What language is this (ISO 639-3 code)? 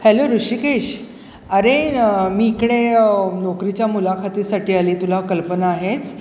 mar